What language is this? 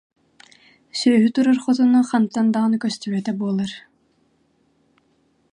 Yakut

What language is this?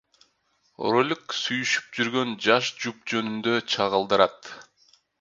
Kyrgyz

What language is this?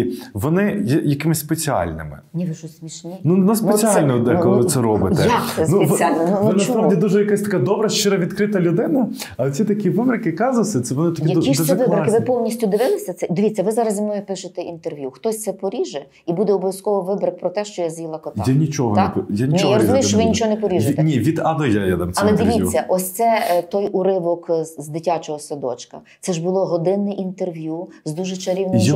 Ukrainian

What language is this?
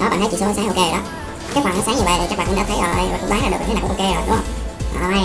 Vietnamese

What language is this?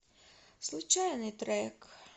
Russian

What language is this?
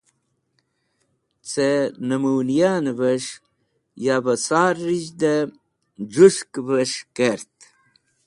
Wakhi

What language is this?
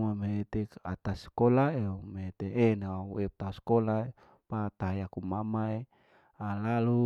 Larike-Wakasihu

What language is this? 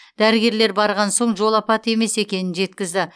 Kazakh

